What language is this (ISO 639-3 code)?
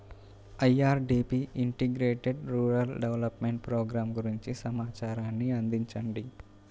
tel